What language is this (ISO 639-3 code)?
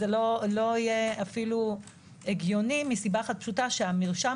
heb